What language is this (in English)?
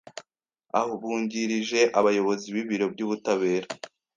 Kinyarwanda